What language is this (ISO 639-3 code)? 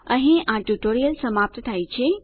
guj